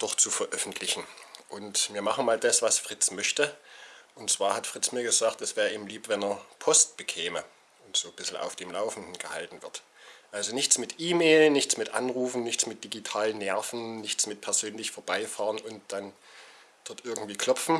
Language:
German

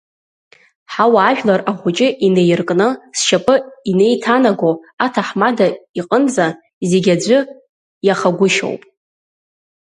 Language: Abkhazian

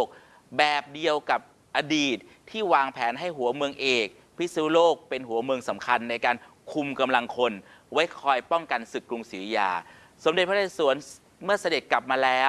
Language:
Thai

